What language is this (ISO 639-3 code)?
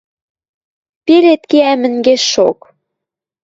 mrj